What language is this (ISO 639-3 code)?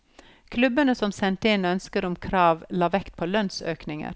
nor